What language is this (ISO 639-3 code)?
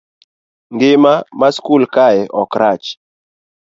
luo